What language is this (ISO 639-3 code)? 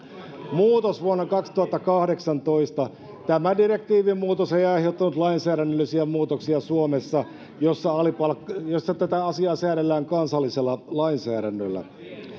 fin